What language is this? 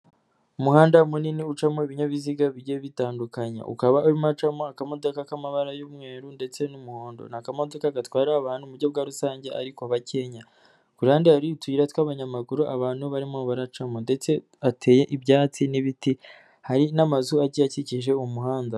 Kinyarwanda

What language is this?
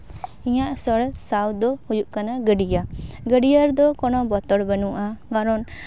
Santali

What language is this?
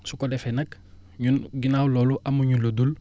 Wolof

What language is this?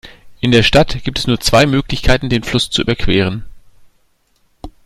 German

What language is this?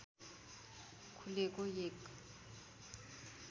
Nepali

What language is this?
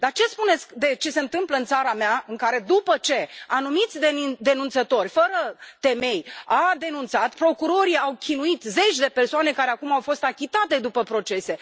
Romanian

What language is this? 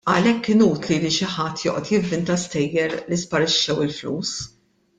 Maltese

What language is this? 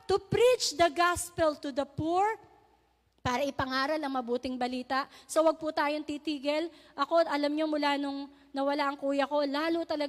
Filipino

